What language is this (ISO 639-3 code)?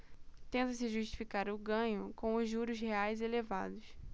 por